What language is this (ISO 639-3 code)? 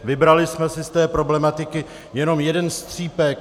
ces